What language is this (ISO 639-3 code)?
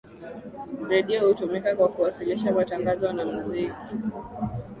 swa